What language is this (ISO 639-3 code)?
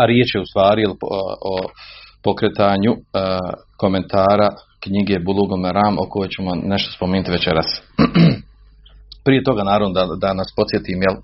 hrv